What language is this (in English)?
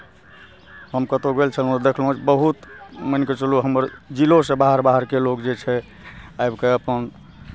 Maithili